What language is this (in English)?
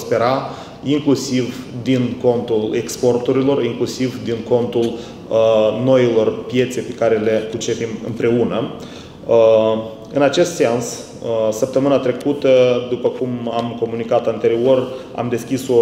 Romanian